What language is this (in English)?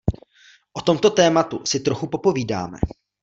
Czech